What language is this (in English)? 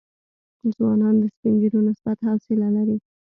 Pashto